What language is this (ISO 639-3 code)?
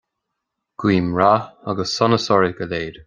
gle